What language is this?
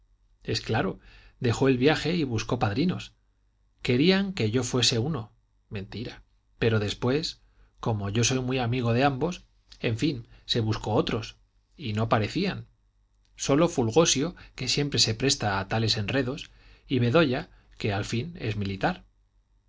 Spanish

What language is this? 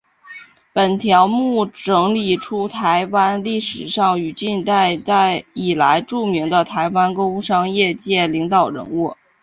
Chinese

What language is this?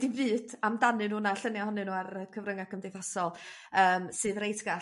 Welsh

